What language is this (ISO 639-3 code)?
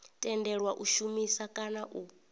ven